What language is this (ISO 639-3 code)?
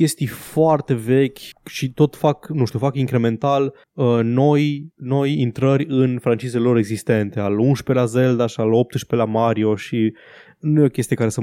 ron